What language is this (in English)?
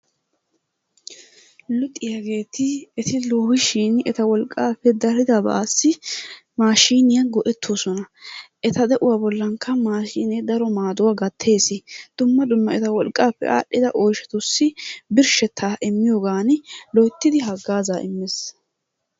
Wolaytta